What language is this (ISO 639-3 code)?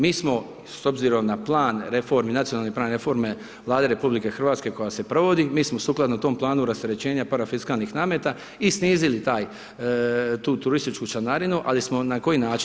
hrv